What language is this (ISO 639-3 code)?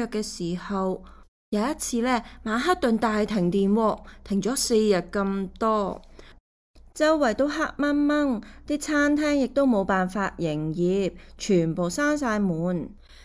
zho